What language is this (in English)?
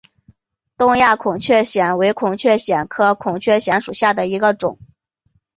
Chinese